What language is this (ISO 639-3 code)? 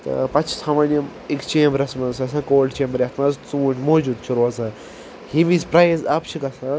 kas